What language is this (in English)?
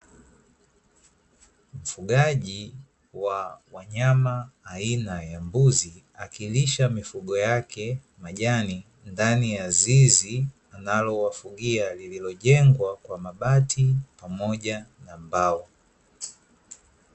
Swahili